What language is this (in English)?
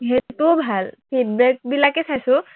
Assamese